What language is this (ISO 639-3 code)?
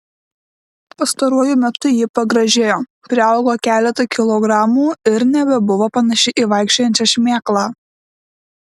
lit